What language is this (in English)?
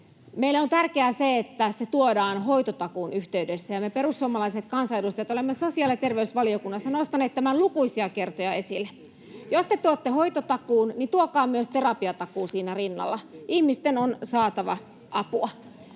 Finnish